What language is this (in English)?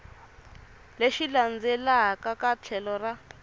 Tsonga